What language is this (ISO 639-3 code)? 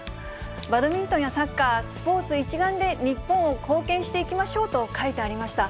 jpn